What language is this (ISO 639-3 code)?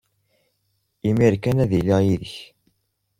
kab